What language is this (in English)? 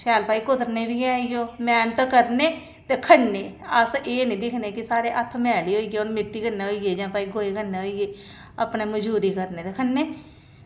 Dogri